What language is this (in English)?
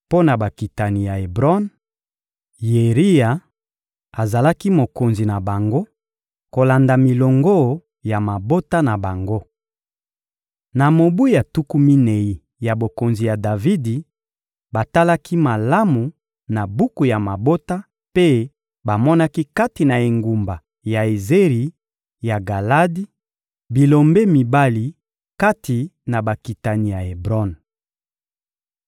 Lingala